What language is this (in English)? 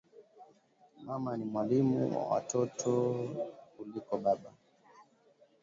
Swahili